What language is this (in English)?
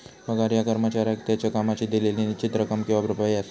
Marathi